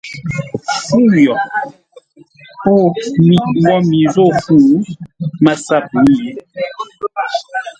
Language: Ngombale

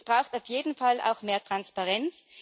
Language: German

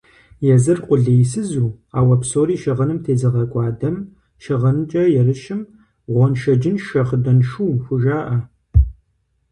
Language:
Kabardian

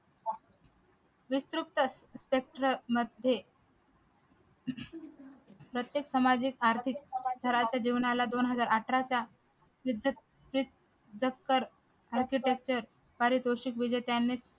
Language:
Marathi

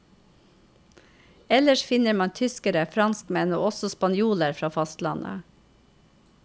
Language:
Norwegian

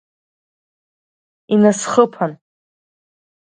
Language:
Abkhazian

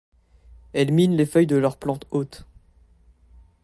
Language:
French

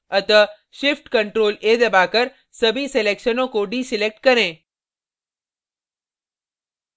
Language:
Hindi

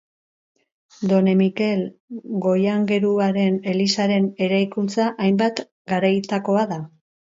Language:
Basque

